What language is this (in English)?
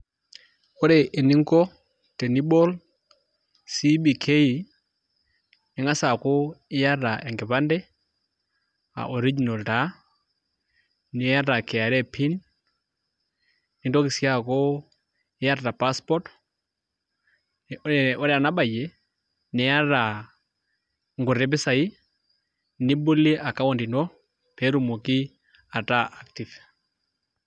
Masai